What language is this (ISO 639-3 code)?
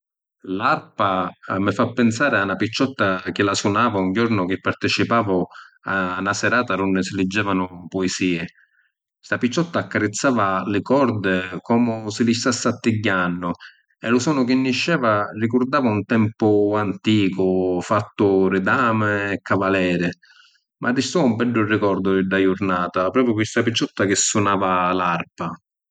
scn